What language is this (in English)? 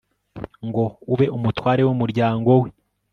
Kinyarwanda